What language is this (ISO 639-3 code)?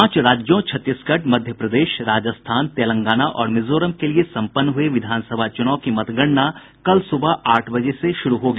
hin